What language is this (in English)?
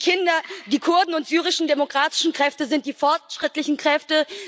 German